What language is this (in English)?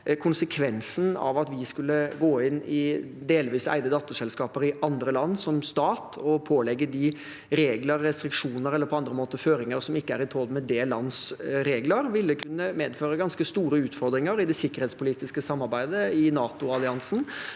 Norwegian